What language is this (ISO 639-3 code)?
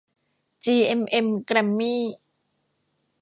tha